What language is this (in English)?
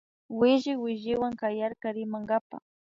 Imbabura Highland Quichua